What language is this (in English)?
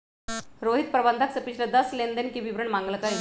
Magahi